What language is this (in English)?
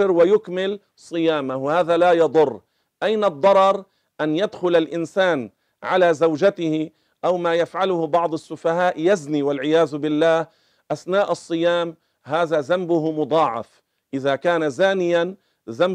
Arabic